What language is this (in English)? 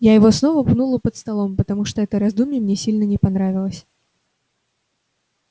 Russian